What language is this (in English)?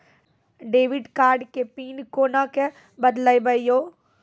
Maithili